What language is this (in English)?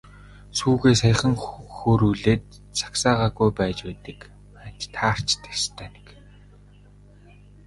Mongolian